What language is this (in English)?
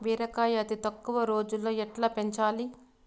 Telugu